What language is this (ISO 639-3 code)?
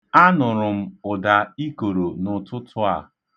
ibo